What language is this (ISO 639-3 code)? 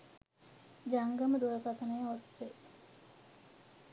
sin